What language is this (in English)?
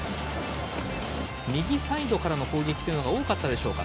Japanese